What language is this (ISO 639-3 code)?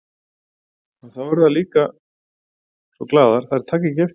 isl